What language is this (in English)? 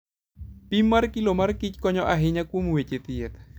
Luo (Kenya and Tanzania)